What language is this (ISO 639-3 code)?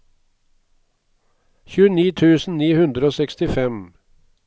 nor